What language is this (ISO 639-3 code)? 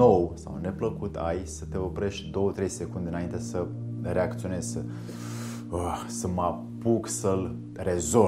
ron